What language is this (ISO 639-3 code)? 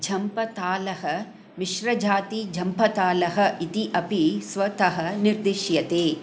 san